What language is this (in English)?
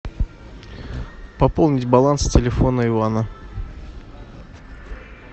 Russian